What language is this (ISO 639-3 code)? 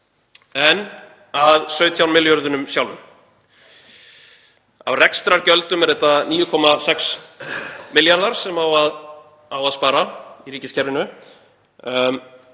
isl